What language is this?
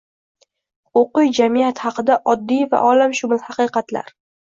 Uzbek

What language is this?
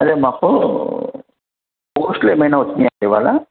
Telugu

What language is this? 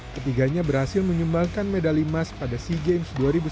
Indonesian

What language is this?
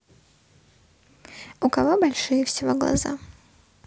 Russian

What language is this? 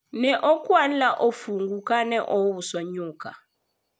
Luo (Kenya and Tanzania)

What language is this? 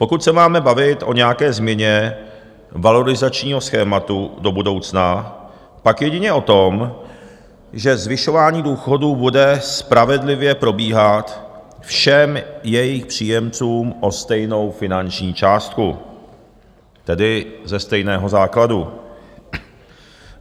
Czech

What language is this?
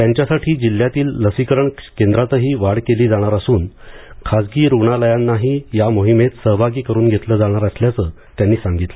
Marathi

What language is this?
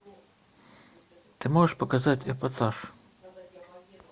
Russian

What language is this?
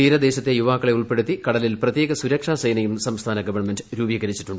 Malayalam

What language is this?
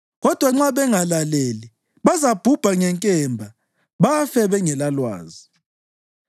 North Ndebele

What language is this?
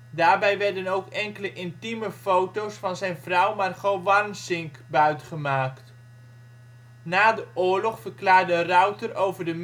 Dutch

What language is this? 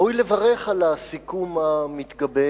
Hebrew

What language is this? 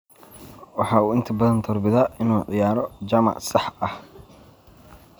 Somali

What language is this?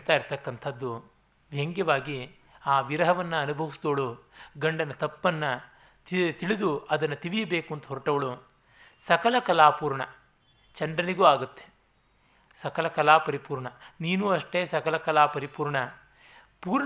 Kannada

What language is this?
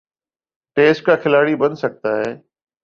Urdu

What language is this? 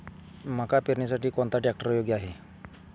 Marathi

